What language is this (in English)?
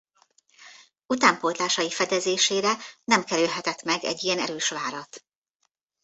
Hungarian